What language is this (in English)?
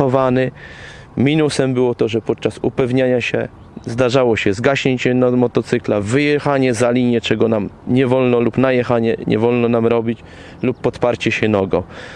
Polish